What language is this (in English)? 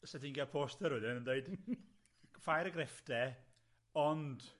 Welsh